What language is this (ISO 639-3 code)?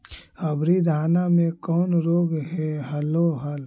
mag